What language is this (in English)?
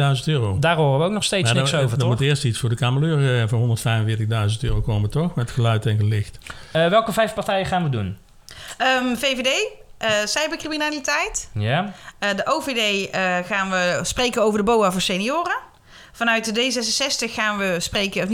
Dutch